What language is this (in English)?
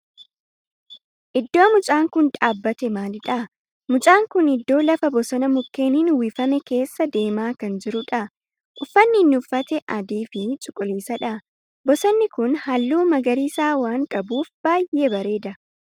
Oromo